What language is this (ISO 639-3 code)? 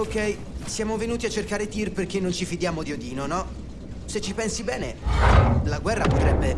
ita